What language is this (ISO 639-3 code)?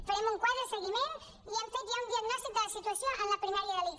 cat